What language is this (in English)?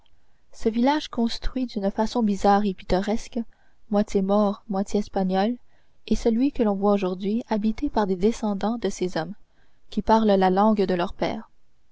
French